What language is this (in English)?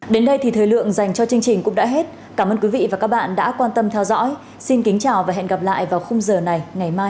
Vietnamese